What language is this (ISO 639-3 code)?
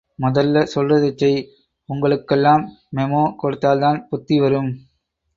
tam